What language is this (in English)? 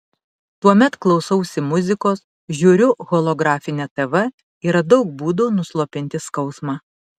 Lithuanian